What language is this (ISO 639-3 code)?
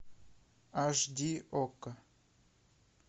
rus